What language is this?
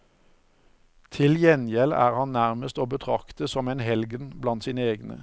Norwegian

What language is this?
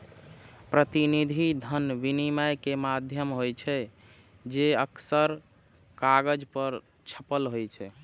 Maithili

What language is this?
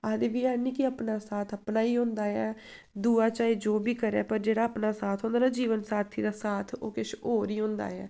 Dogri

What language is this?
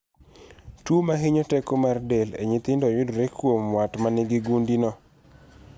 Luo (Kenya and Tanzania)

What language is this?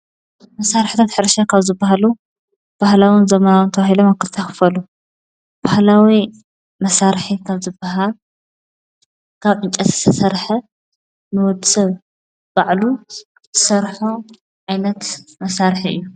Tigrinya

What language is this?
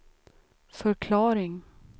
Swedish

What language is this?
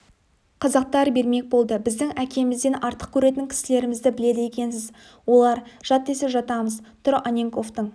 Kazakh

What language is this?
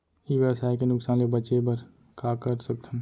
Chhattisgarhi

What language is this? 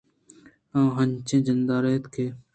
Eastern Balochi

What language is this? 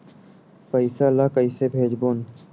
Chhattisgarhi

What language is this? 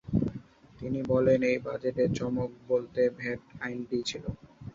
Bangla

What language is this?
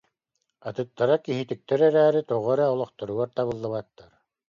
Yakut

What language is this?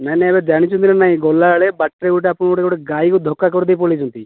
Odia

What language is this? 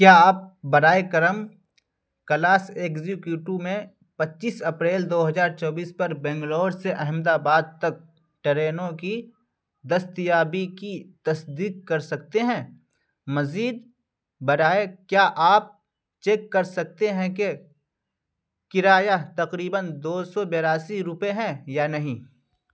Urdu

